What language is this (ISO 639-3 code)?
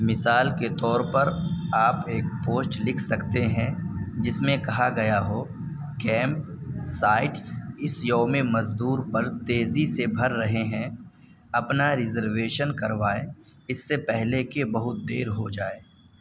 urd